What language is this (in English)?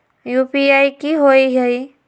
Magahi